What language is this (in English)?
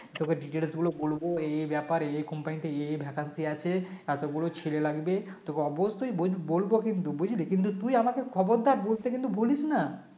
Bangla